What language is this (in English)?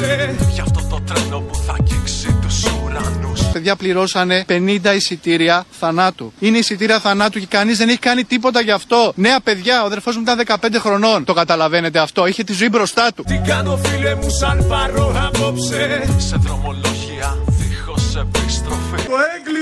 Greek